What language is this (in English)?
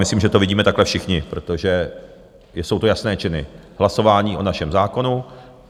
Czech